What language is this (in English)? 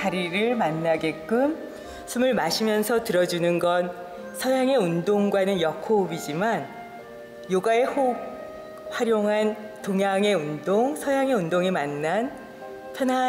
Korean